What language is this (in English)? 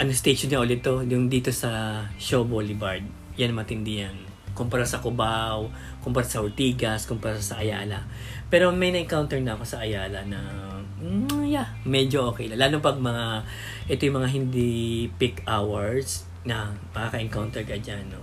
Filipino